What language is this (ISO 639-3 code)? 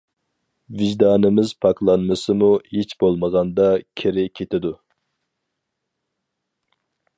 uig